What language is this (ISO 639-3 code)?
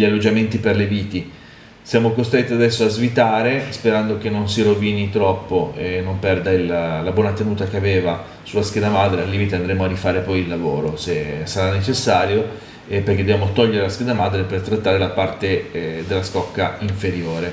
ita